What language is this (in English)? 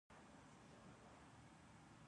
Pashto